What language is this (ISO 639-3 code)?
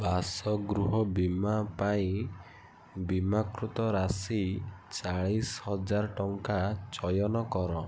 ori